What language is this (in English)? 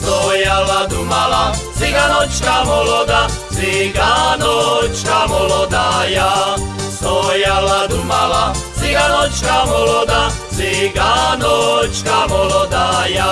Slovak